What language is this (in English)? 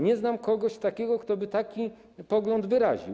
Polish